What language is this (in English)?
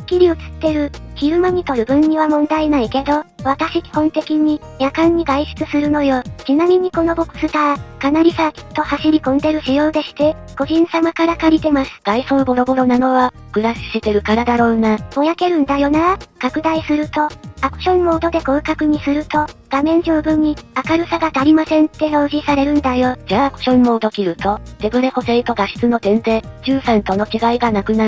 Japanese